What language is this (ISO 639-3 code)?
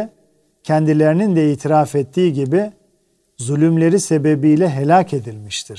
tur